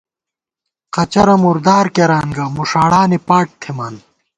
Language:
Gawar-Bati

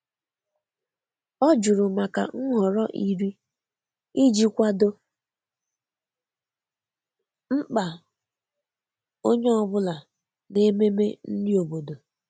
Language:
Igbo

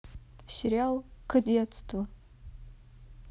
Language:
Russian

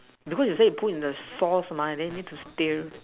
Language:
English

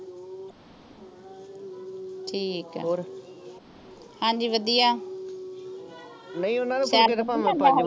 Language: Punjabi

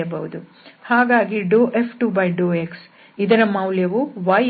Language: Kannada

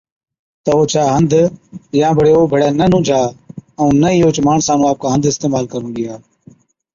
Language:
Od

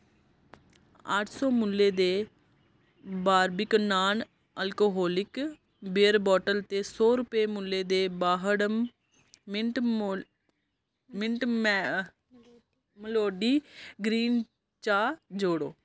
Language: Dogri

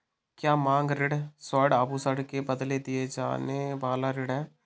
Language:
Hindi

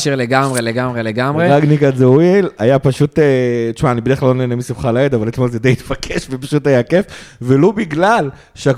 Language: Hebrew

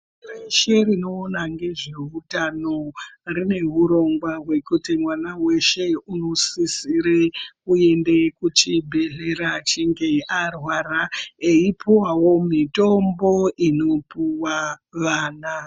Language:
Ndau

